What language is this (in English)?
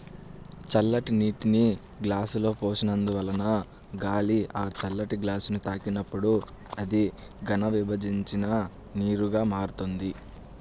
Telugu